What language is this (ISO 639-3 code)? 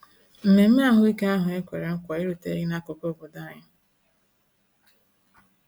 ibo